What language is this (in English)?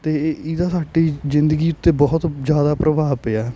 Punjabi